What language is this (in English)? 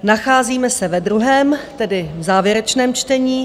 Czech